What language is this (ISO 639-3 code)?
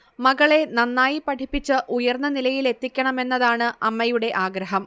mal